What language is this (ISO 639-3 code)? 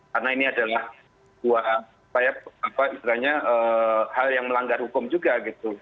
ind